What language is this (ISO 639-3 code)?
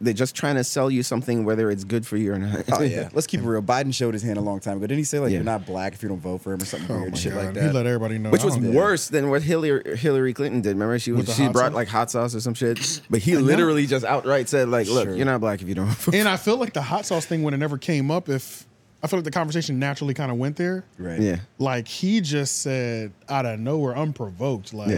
eng